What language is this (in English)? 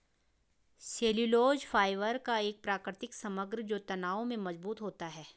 Hindi